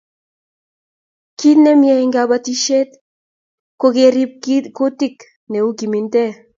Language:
Kalenjin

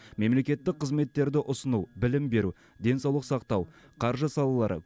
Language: Kazakh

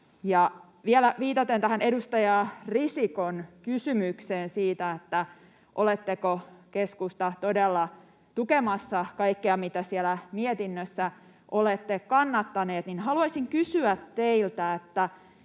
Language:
Finnish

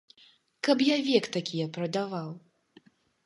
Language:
Belarusian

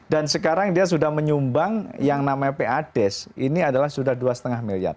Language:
Indonesian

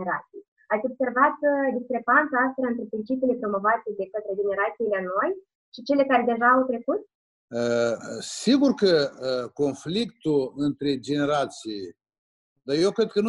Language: Romanian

